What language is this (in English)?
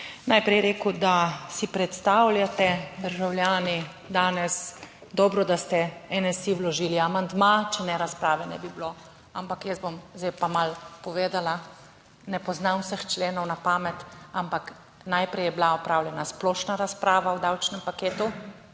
Slovenian